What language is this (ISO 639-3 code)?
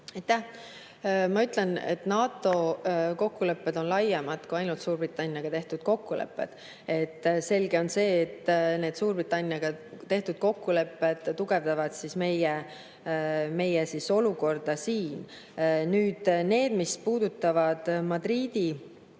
est